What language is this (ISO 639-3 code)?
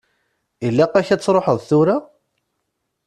kab